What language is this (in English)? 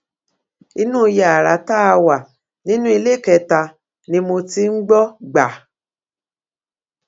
Yoruba